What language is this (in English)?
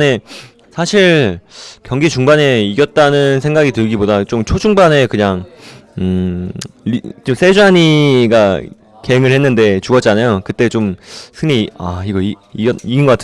Korean